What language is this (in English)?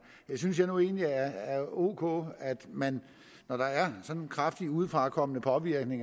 Danish